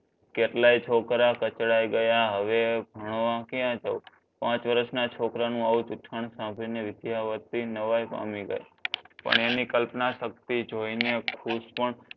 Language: Gujarati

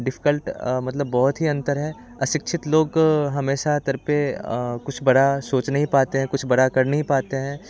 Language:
Hindi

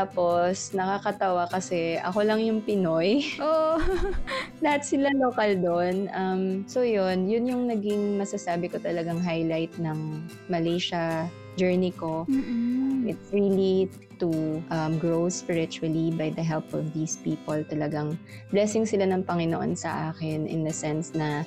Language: Filipino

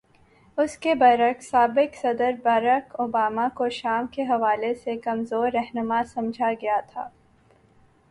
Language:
Urdu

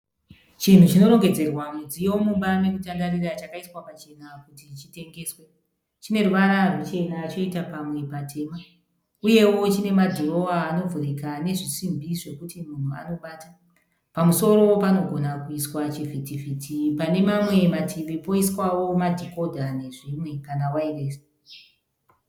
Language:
Shona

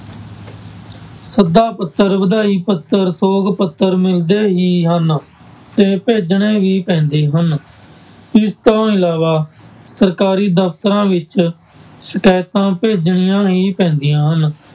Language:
Punjabi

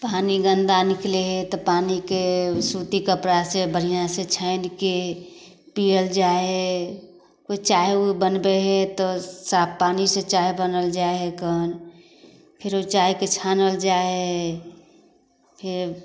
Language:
Maithili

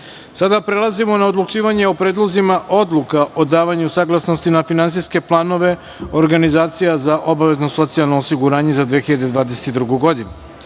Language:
Serbian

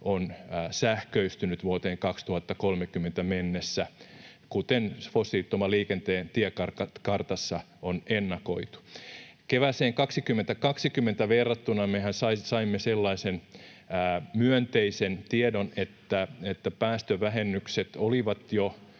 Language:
Finnish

